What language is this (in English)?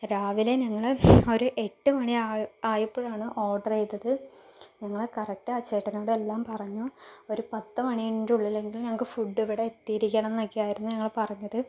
Malayalam